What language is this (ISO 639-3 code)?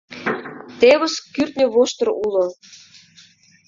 chm